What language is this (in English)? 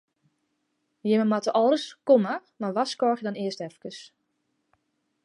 Western Frisian